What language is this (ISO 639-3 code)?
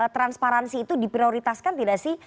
ind